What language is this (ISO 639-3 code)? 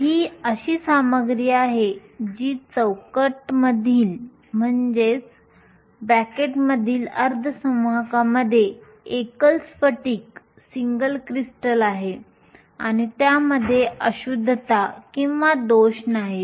mar